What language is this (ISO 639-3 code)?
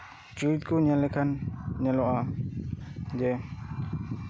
sat